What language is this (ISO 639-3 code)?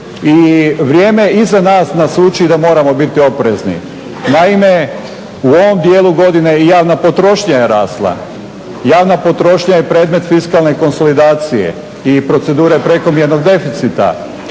hrv